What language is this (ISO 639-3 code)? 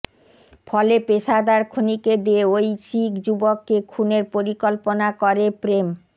ben